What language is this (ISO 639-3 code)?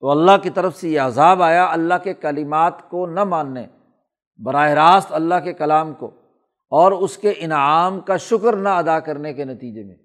urd